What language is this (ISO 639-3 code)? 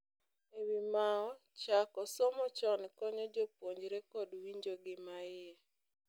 luo